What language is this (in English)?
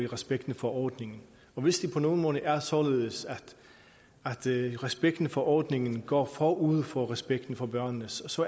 Danish